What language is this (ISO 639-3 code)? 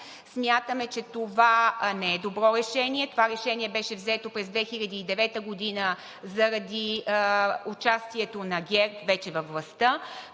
bul